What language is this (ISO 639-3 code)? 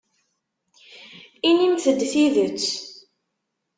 kab